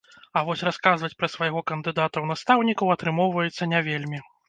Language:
Belarusian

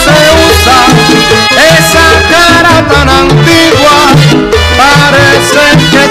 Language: Arabic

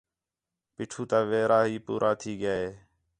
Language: Khetrani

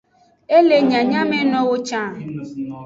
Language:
Aja (Benin)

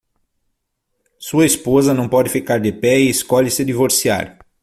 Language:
Portuguese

